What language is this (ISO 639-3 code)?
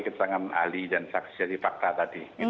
ind